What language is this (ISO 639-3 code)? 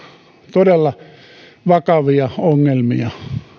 fin